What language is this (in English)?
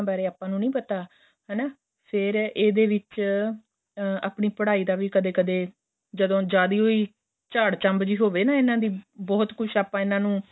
Punjabi